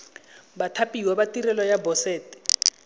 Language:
Tswana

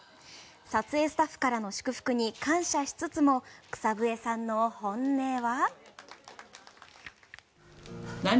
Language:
Japanese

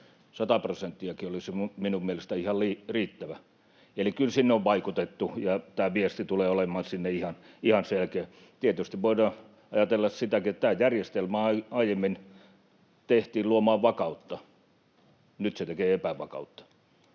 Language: Finnish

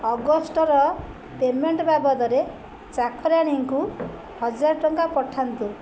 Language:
Odia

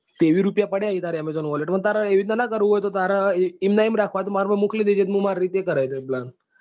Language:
Gujarati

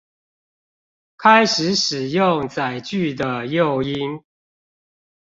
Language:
Chinese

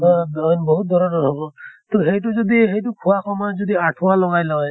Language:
Assamese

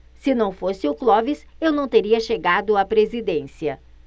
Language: Portuguese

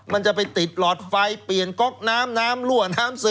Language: Thai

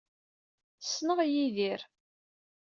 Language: Kabyle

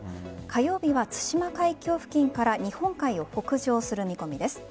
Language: Japanese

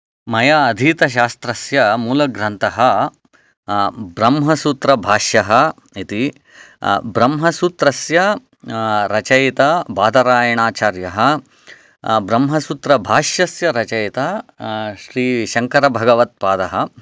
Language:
Sanskrit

